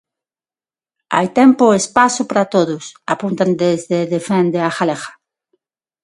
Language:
Galician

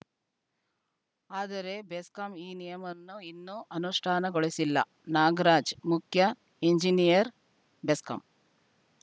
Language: Kannada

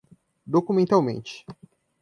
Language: Portuguese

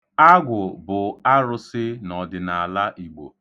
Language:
Igbo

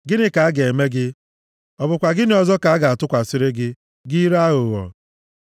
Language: Igbo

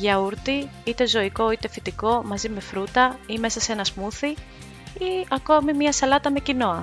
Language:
Greek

